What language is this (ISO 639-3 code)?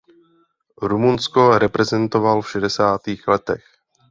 ces